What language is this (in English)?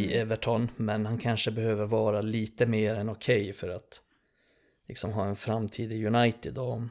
Swedish